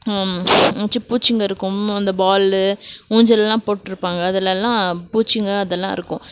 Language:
Tamil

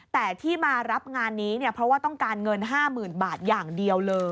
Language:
Thai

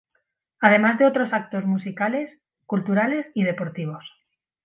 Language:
Spanish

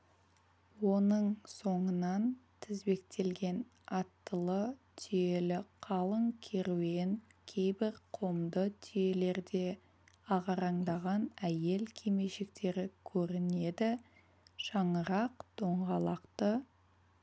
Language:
Kazakh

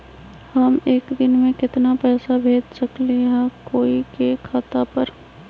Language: Magahi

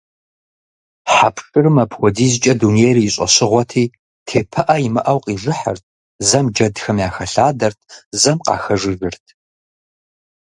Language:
Kabardian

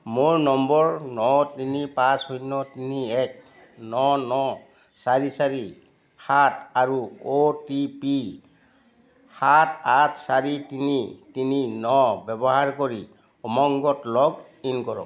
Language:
Assamese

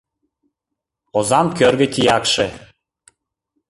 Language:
Mari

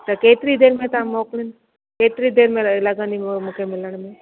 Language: Sindhi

